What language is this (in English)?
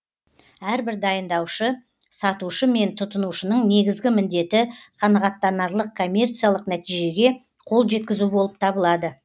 Kazakh